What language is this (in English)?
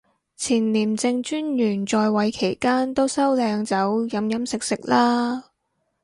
Cantonese